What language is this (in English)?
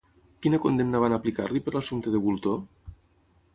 Catalan